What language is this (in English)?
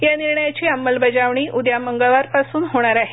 Marathi